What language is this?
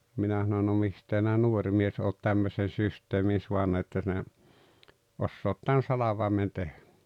Finnish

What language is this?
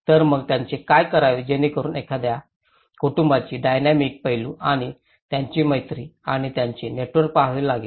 Marathi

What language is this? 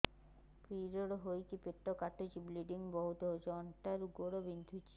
Odia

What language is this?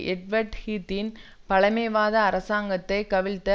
Tamil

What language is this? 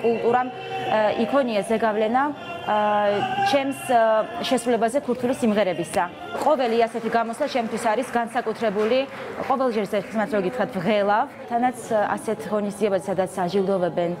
Romanian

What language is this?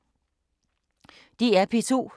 Danish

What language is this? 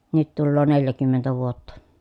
Finnish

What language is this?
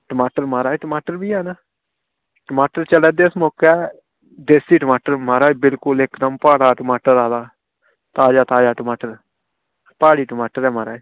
Dogri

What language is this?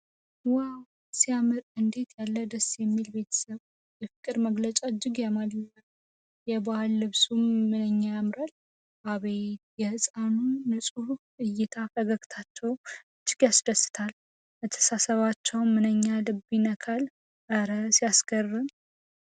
Amharic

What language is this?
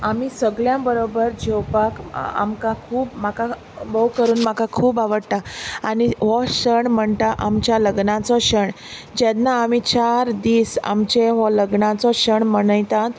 Konkani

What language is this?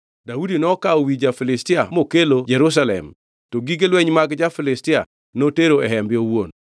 Luo (Kenya and Tanzania)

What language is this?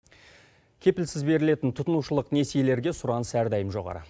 Kazakh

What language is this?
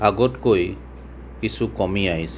Assamese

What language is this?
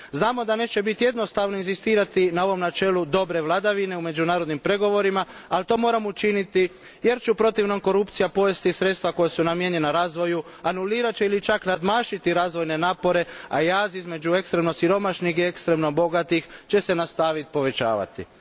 Croatian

